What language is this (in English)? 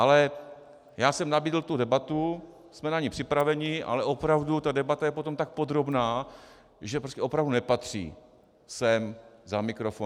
Czech